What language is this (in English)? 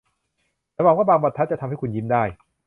Thai